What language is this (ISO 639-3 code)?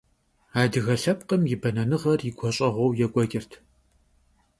kbd